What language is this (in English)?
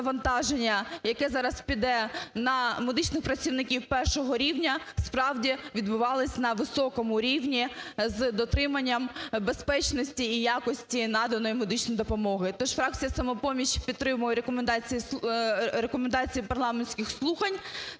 Ukrainian